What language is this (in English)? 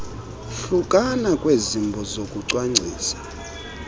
Xhosa